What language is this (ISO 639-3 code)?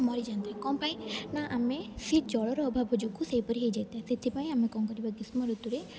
ori